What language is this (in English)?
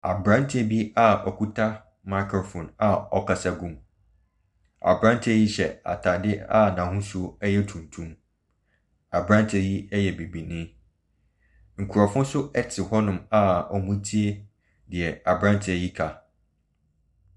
Akan